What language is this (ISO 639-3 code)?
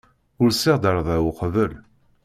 kab